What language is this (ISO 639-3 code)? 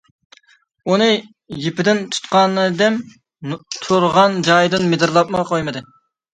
uig